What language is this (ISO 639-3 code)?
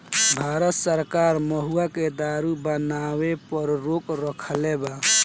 bho